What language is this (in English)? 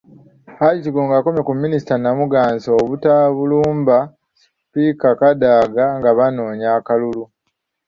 Ganda